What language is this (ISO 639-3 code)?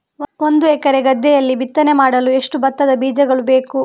kan